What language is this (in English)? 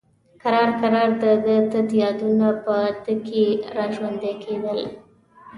Pashto